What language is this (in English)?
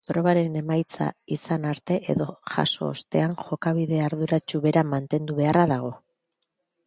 Basque